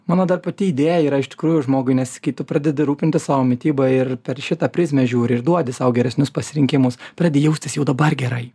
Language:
Lithuanian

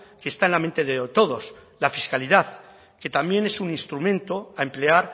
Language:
Spanish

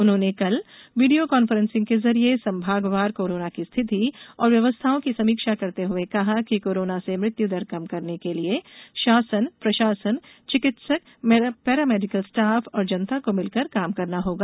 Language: Hindi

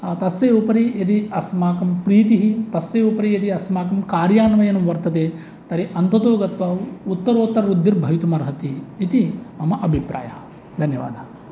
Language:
Sanskrit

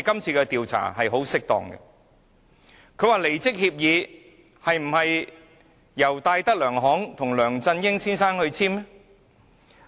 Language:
Cantonese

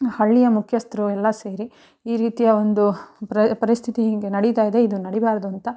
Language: Kannada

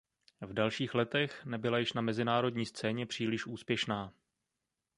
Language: Czech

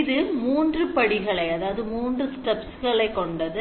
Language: Tamil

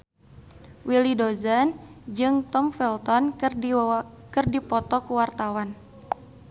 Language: Sundanese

